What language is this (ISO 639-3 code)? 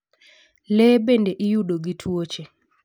luo